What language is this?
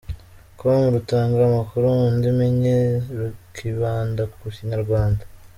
Kinyarwanda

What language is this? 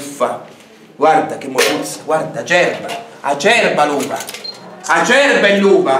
Italian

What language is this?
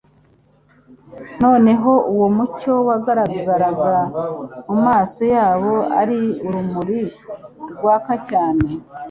Kinyarwanda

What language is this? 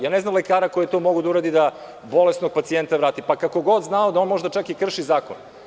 Serbian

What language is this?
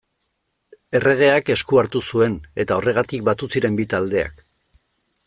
Basque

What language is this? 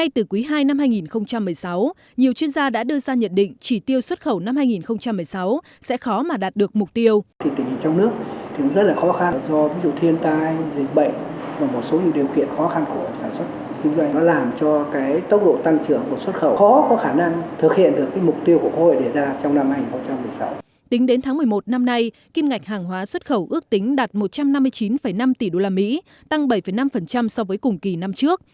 Vietnamese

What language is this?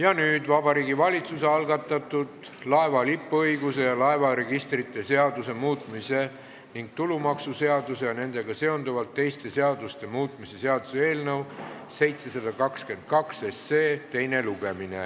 Estonian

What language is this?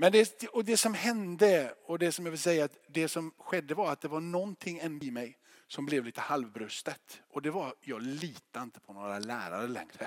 Swedish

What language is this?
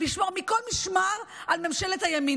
Hebrew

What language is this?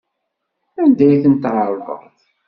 Kabyle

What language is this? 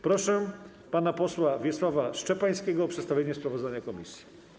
Polish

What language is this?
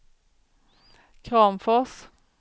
Swedish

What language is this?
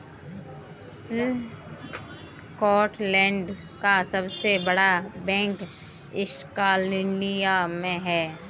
Hindi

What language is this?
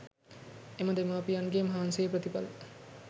Sinhala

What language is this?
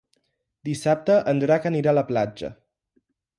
Catalan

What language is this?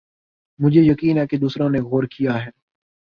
Urdu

